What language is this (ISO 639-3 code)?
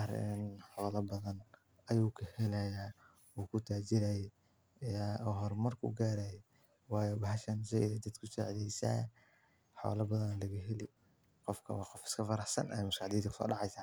som